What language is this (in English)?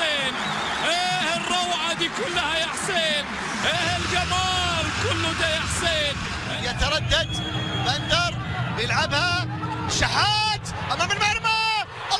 Arabic